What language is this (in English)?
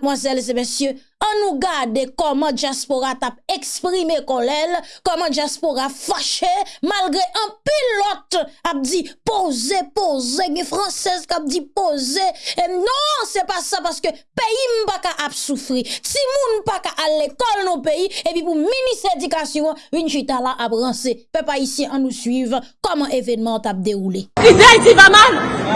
French